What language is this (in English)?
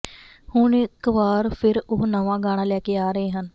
Punjabi